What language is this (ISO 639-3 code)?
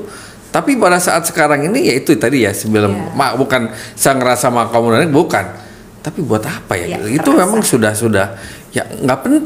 ind